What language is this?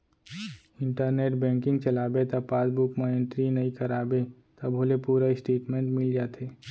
Chhattisgarhi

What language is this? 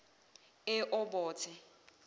Zulu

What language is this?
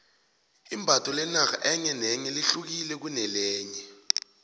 South Ndebele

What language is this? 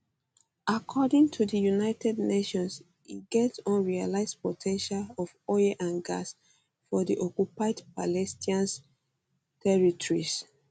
Nigerian Pidgin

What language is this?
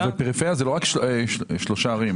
Hebrew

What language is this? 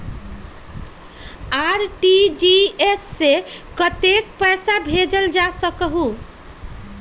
Magahi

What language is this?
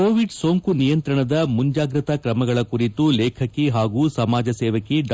Kannada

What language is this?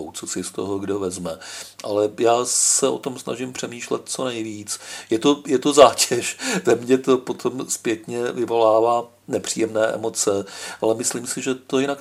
Czech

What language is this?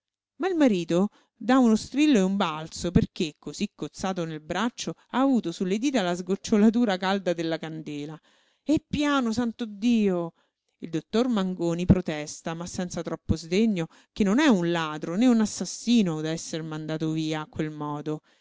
Italian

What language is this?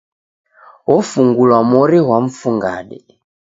Taita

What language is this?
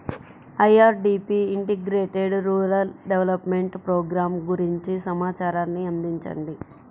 Telugu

